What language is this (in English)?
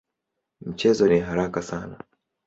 Swahili